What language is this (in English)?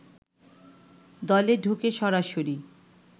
Bangla